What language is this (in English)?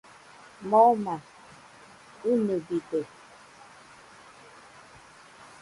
Nüpode Huitoto